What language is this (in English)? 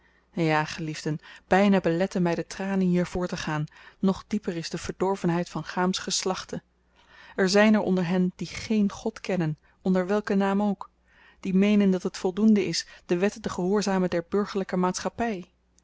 Dutch